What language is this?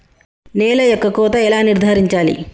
Telugu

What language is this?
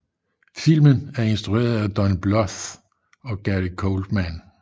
Danish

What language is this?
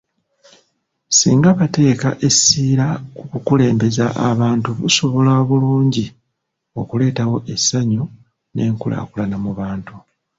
Ganda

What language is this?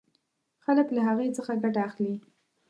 Pashto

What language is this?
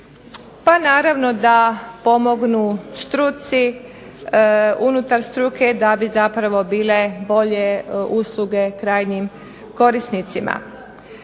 Croatian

